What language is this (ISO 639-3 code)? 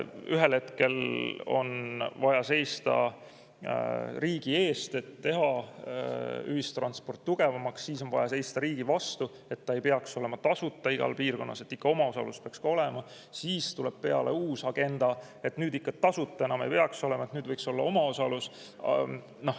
est